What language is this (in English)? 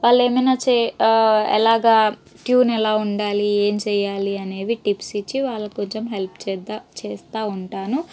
Telugu